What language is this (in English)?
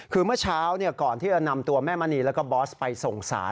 Thai